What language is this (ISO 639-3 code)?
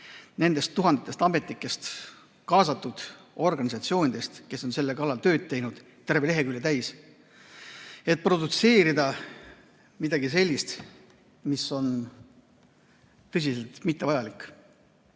est